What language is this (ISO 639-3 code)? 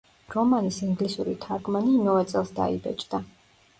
kat